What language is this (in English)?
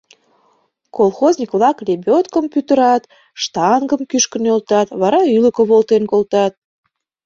Mari